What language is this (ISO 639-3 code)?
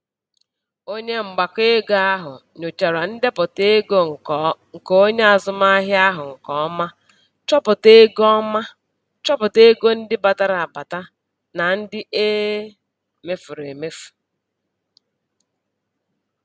ibo